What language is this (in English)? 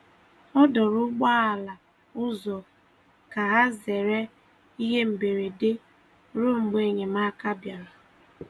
Igbo